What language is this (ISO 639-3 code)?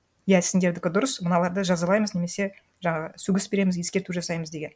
kaz